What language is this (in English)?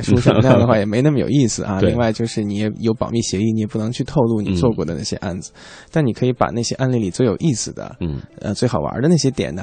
Chinese